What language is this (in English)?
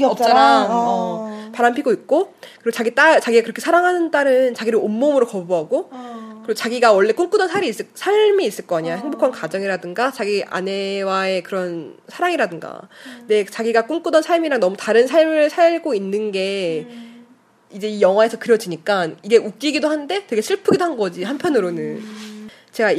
Korean